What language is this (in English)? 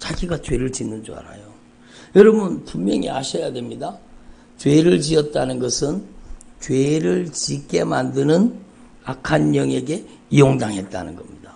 Korean